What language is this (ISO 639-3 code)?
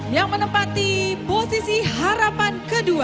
ind